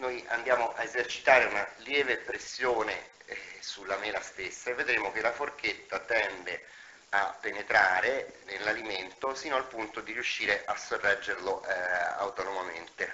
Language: Italian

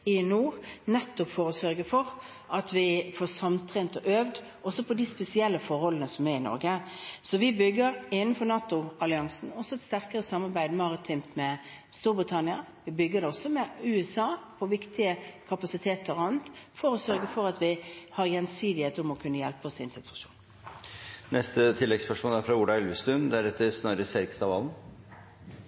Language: Norwegian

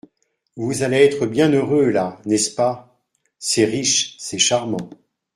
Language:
French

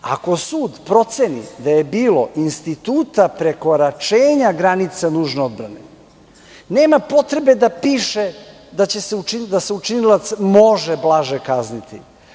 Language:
Serbian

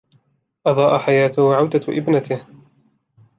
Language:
Arabic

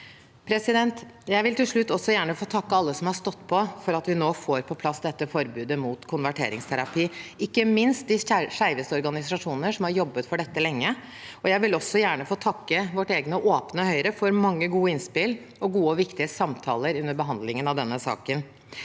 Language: Norwegian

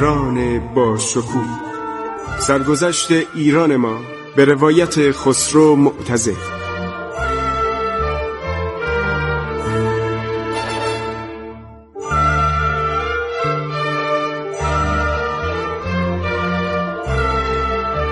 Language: Persian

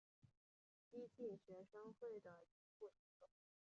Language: Chinese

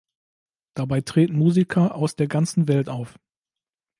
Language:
German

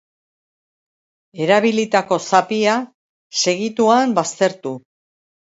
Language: Basque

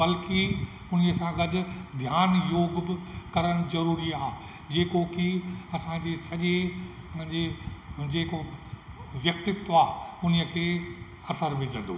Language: Sindhi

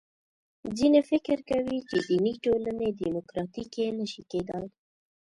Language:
Pashto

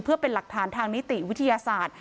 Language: Thai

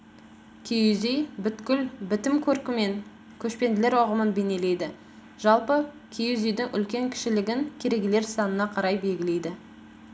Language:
Kazakh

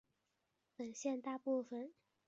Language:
Chinese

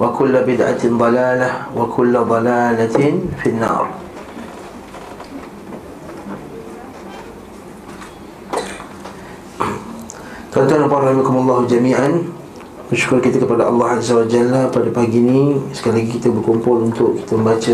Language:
Malay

